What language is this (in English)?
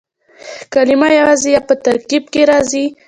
Pashto